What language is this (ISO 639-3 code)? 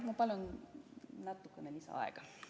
est